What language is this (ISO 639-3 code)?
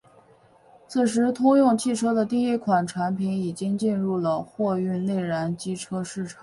zho